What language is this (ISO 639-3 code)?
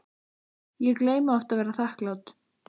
isl